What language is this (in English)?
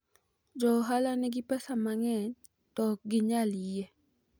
Luo (Kenya and Tanzania)